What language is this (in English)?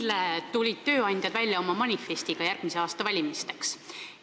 Estonian